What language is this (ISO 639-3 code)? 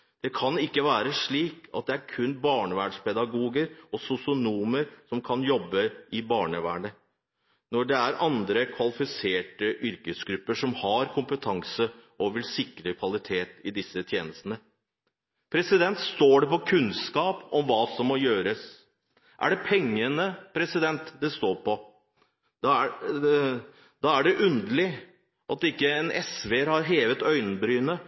nob